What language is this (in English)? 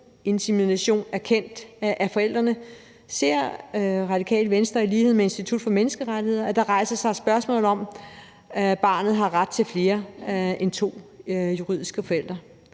Danish